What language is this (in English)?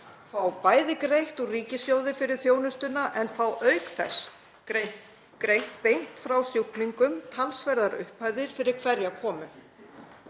Icelandic